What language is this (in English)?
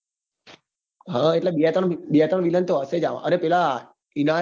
Gujarati